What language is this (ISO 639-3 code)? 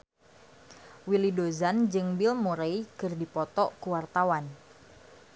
sun